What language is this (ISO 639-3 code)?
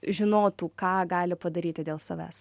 lit